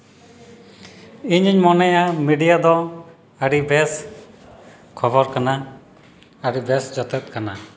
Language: Santali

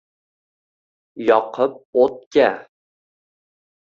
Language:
Uzbek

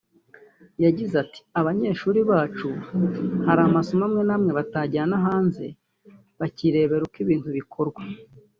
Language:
Kinyarwanda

